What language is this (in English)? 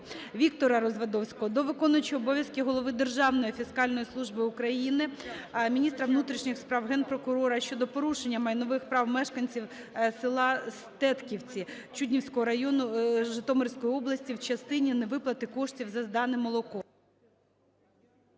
Ukrainian